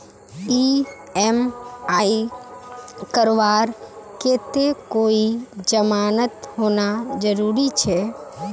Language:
Magahi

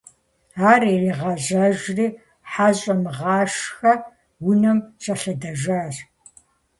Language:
Kabardian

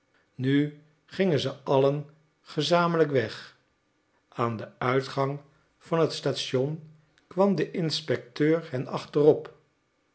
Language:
Dutch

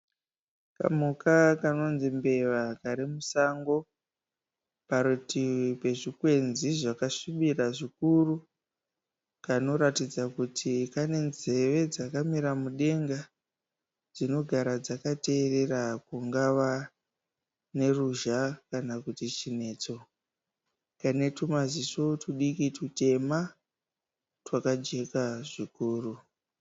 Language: Shona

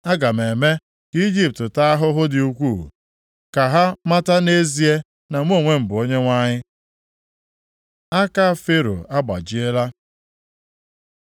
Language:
Igbo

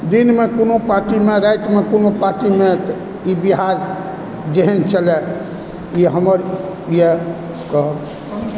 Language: Maithili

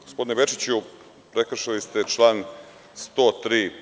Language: Serbian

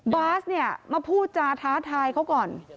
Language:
Thai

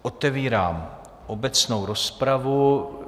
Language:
Czech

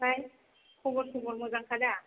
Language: Bodo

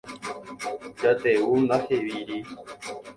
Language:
Guarani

